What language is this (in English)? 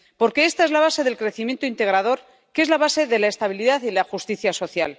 Spanish